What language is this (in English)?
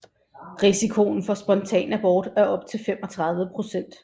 Danish